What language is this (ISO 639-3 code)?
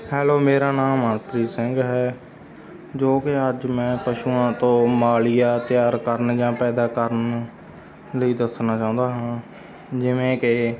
pan